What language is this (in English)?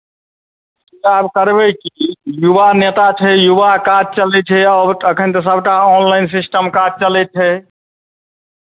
Maithili